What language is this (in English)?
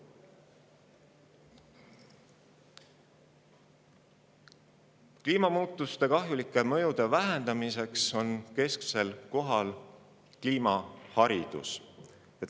Estonian